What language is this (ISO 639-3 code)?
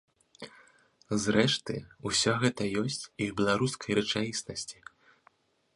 bel